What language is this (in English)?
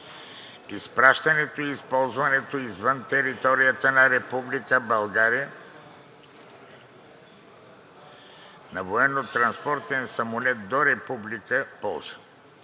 Bulgarian